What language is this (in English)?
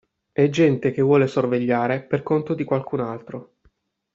Italian